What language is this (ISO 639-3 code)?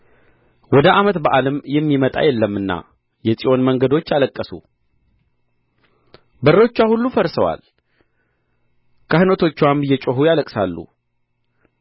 amh